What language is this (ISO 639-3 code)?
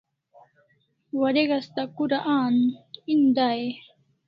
kls